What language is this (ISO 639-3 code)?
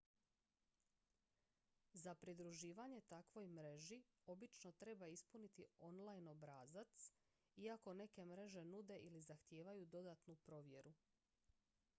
hrv